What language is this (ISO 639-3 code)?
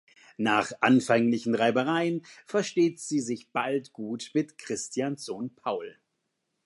deu